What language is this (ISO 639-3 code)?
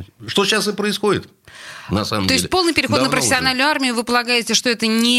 rus